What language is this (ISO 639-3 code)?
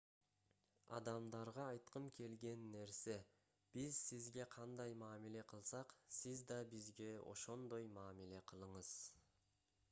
kir